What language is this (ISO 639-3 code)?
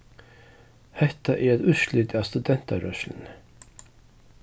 fao